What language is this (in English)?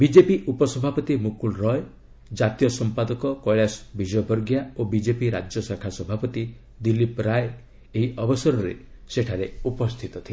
Odia